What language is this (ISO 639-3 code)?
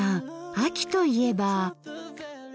jpn